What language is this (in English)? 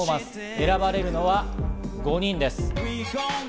Japanese